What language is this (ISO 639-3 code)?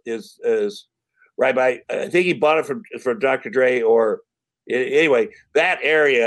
eng